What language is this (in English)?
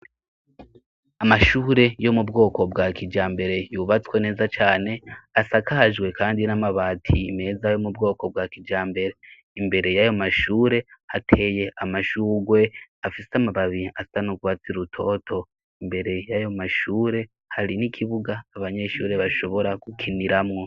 Rundi